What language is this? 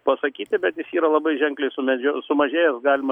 Lithuanian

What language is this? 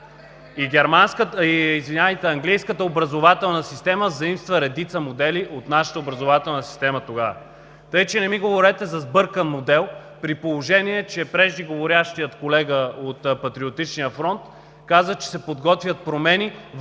Bulgarian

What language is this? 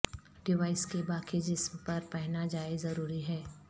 Urdu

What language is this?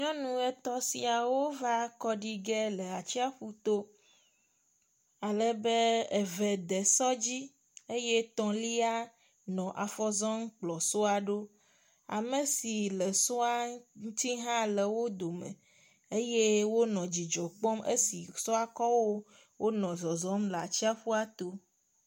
Ewe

